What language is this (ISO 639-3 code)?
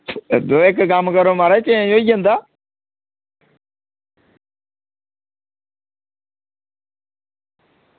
doi